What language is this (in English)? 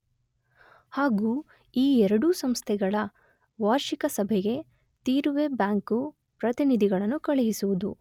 Kannada